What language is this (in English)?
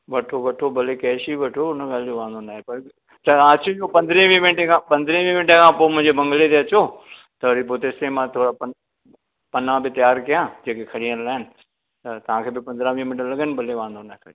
Sindhi